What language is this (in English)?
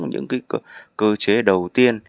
Vietnamese